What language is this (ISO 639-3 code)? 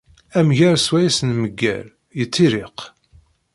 kab